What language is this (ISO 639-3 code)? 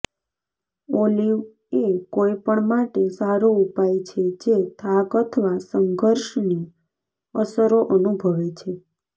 guj